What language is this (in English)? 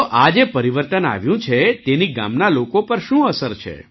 Gujarati